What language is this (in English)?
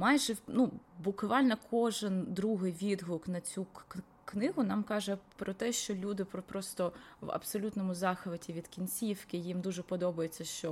Ukrainian